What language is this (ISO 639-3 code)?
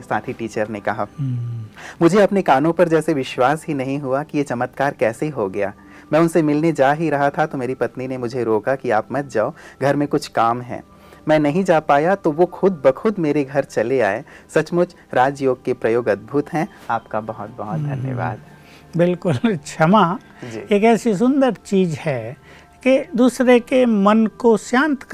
hin